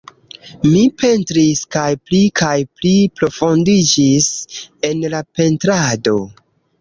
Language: Esperanto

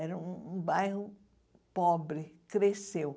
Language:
Portuguese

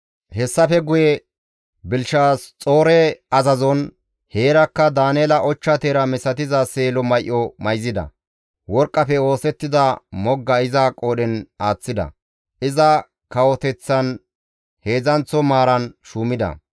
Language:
Gamo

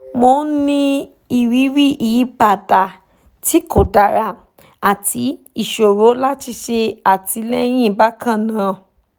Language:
Yoruba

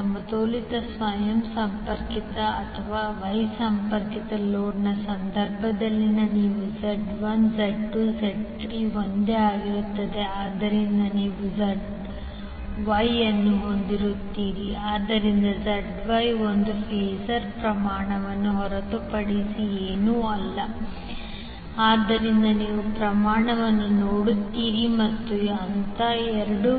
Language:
Kannada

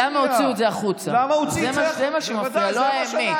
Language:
Hebrew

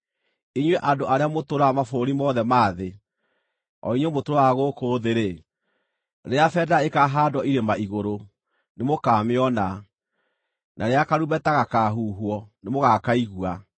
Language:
Kikuyu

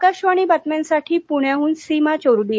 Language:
Marathi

